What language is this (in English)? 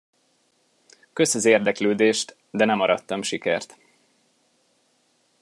Hungarian